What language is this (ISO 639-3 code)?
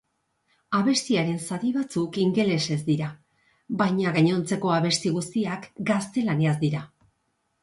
eus